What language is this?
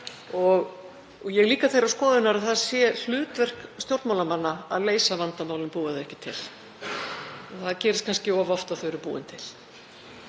Icelandic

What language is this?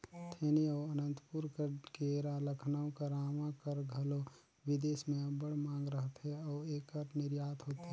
Chhattisgarhi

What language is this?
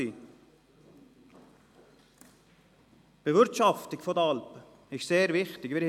Swiss German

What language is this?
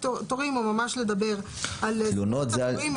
Hebrew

